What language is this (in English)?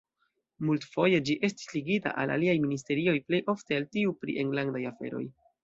Esperanto